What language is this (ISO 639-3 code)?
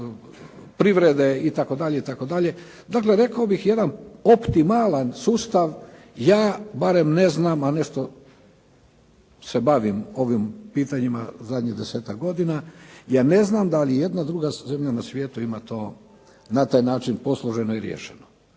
hrv